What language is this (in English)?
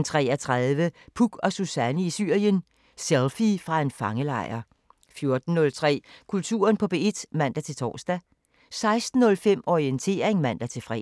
Danish